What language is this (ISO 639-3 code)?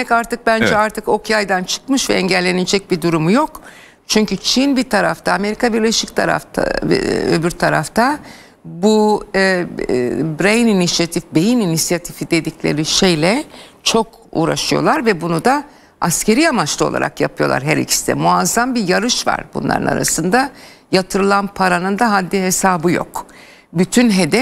tur